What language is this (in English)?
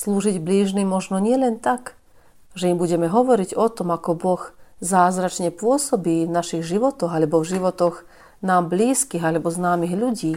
Slovak